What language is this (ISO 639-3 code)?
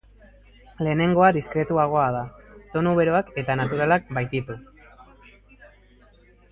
eus